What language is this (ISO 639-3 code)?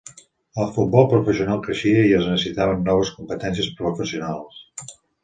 cat